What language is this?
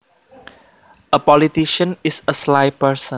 Javanese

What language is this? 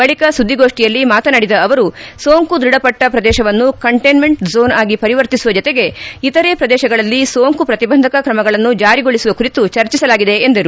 Kannada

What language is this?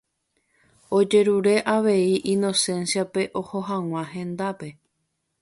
Guarani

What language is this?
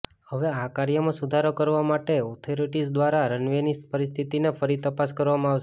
Gujarati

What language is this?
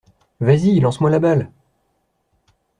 French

